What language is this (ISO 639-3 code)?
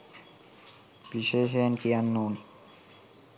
sin